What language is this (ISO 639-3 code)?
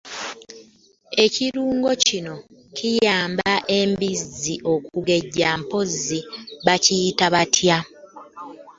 lug